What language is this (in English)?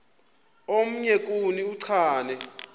Xhosa